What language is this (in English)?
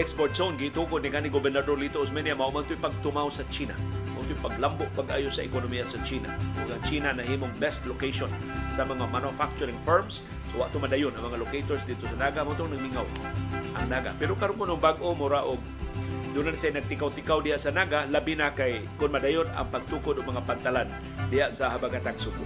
Filipino